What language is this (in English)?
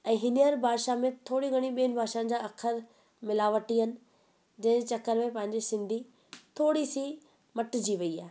Sindhi